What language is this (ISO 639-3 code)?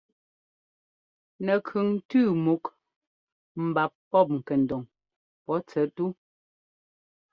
jgo